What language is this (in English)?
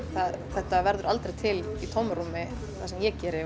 Icelandic